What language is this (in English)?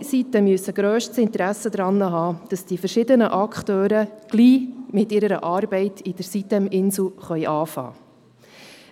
Swiss German